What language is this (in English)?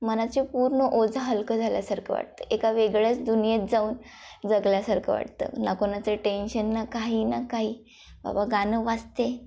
Marathi